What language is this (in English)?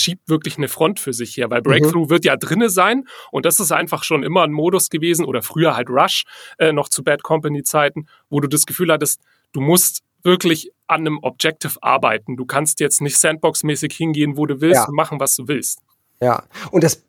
German